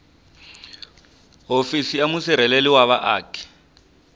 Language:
Tsonga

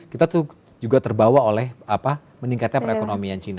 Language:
Indonesian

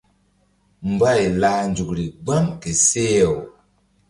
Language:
Mbum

